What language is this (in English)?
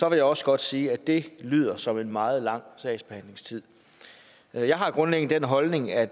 Danish